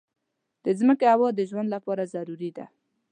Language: Pashto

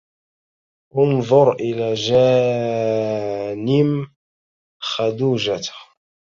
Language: Arabic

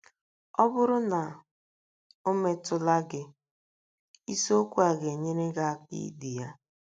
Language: Igbo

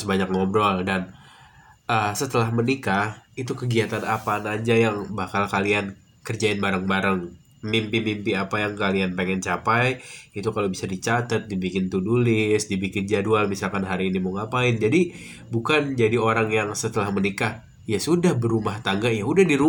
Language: Indonesian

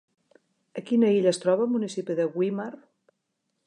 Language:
Catalan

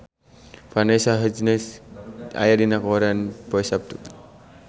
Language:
Sundanese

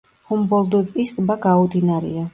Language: Georgian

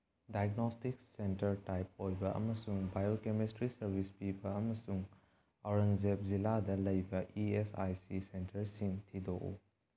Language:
Manipuri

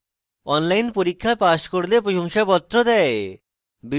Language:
Bangla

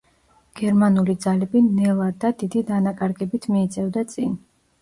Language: Georgian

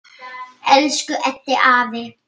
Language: Icelandic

